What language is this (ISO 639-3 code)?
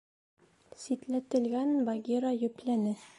bak